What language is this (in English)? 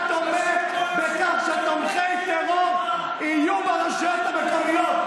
Hebrew